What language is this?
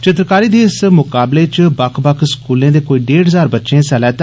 Dogri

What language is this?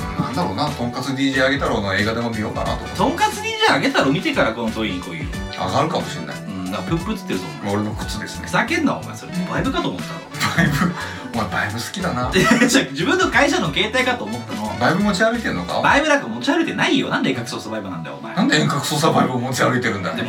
Japanese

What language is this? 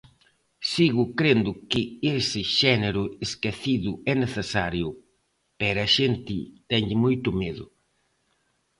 Galician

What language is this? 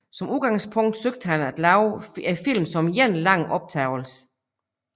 Danish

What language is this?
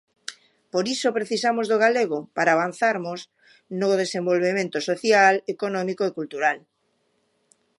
Galician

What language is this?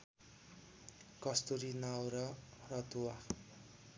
Nepali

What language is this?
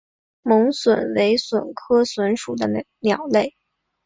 Chinese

